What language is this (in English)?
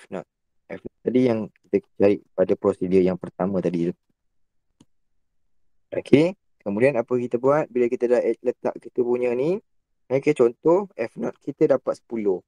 Malay